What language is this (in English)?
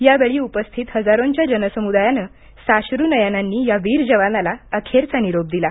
Marathi